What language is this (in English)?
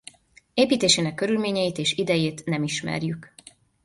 Hungarian